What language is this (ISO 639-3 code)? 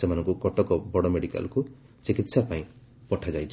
ori